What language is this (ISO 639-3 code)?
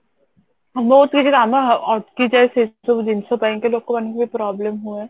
ori